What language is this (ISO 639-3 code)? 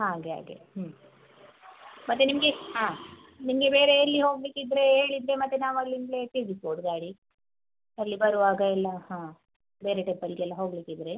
kan